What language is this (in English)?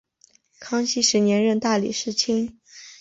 Chinese